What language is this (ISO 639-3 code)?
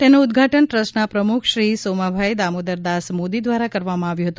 guj